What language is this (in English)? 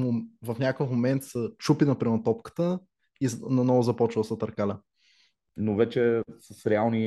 Bulgarian